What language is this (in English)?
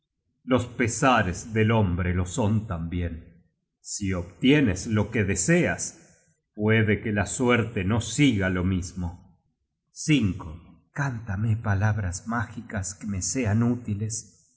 Spanish